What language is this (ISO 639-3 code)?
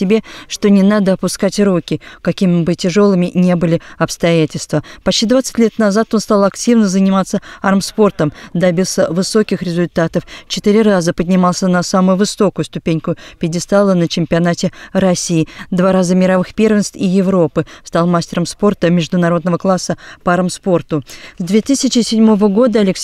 rus